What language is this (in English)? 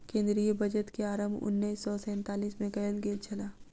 Maithili